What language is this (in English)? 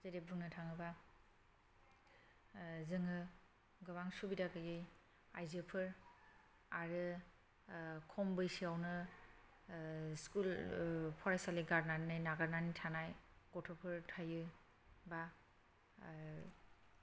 Bodo